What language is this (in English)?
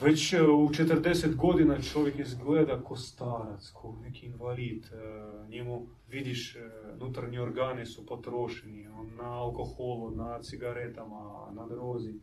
Croatian